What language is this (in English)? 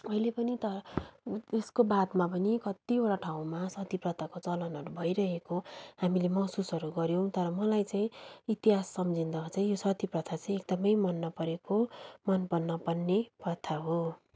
Nepali